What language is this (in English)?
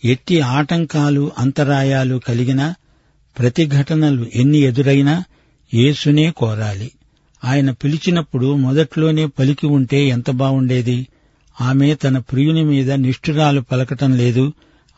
Telugu